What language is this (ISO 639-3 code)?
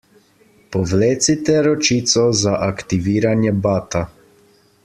slv